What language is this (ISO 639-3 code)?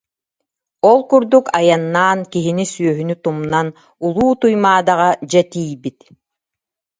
sah